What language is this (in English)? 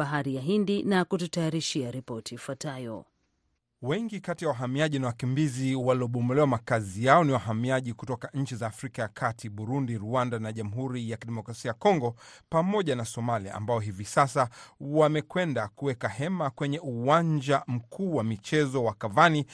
Swahili